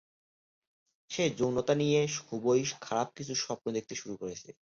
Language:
Bangla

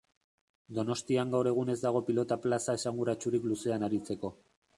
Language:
Basque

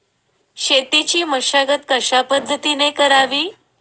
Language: Marathi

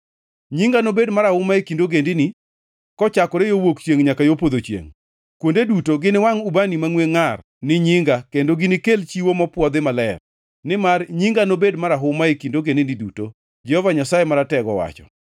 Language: Luo (Kenya and Tanzania)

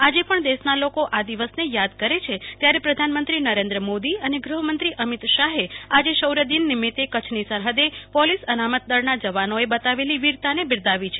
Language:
Gujarati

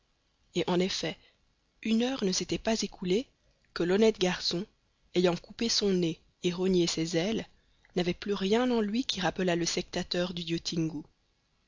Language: French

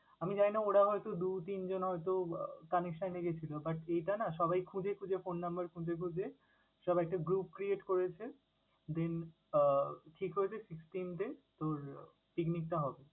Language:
Bangla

